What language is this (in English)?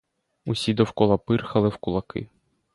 Ukrainian